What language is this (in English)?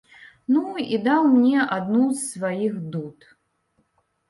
Belarusian